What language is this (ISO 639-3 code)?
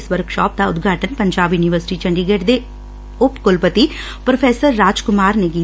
pan